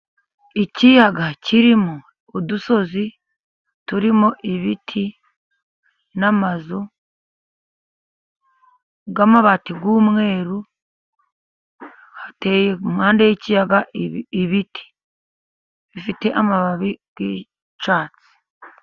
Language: Kinyarwanda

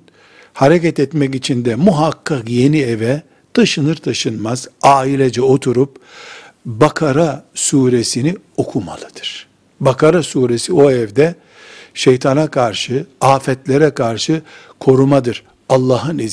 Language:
Turkish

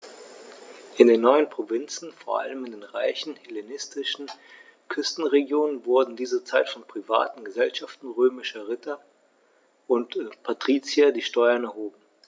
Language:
German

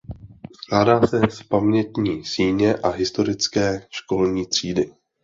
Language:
Czech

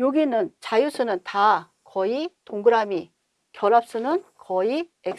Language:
Korean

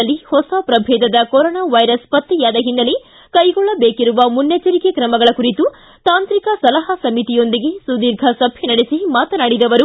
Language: Kannada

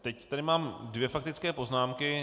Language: Czech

